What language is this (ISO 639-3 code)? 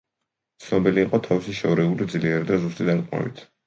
kat